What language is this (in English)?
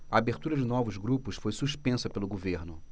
Portuguese